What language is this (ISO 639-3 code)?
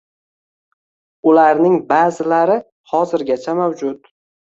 uzb